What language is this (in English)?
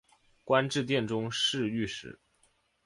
Chinese